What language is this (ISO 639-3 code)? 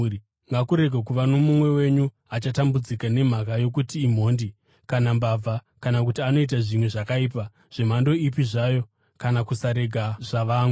sna